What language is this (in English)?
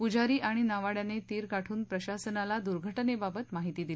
Marathi